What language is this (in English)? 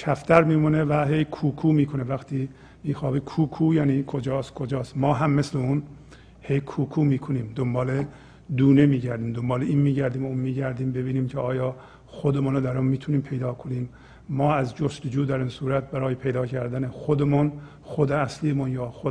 Persian